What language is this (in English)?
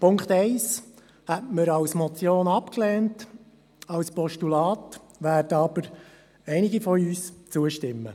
Swiss German